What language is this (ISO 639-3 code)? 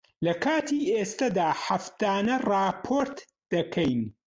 ckb